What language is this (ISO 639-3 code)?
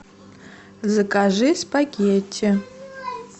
rus